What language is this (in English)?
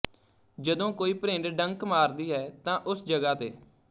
Punjabi